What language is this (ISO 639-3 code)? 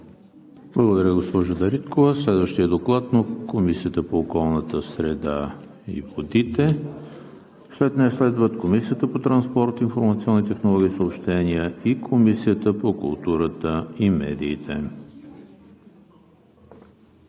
bul